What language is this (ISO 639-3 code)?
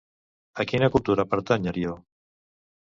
cat